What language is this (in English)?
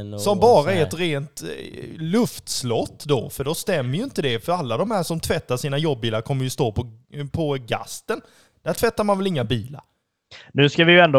Swedish